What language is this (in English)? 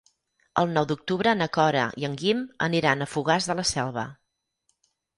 Catalan